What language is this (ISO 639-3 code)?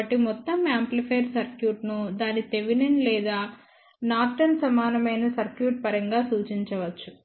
tel